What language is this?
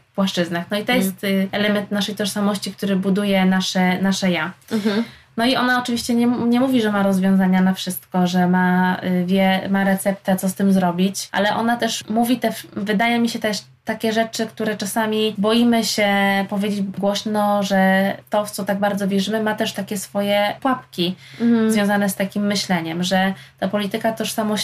Polish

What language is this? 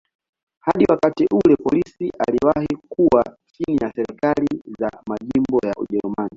Swahili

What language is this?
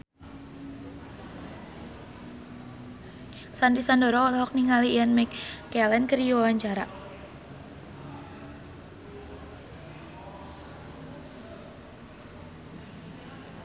Sundanese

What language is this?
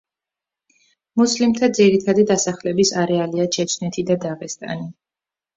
Georgian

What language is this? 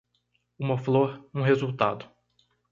Portuguese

